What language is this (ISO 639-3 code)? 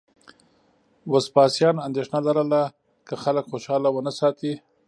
pus